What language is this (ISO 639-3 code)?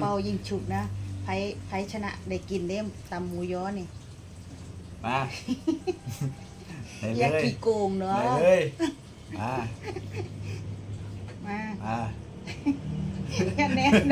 tha